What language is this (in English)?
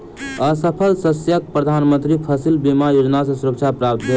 Maithili